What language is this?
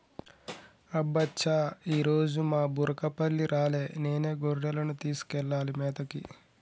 Telugu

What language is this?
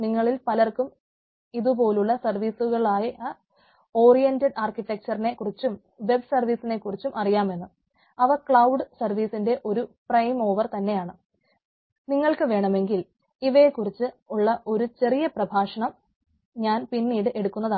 Malayalam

